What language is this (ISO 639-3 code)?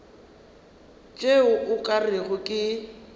nso